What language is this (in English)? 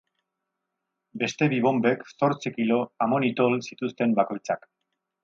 Basque